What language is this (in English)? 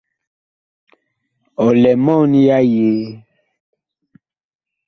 Bakoko